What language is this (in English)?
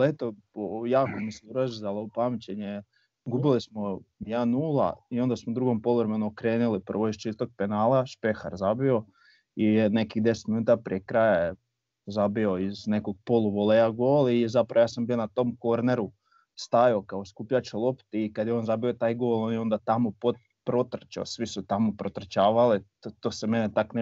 Croatian